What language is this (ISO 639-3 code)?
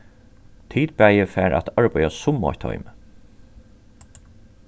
fao